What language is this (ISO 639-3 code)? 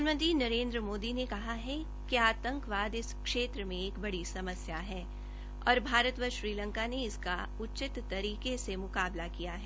hin